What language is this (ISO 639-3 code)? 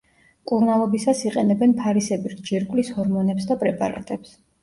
kat